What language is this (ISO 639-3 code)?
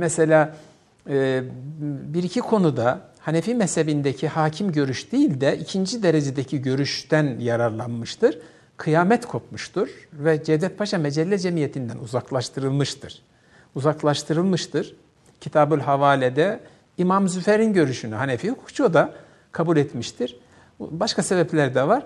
tur